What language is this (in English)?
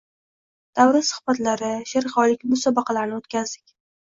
Uzbek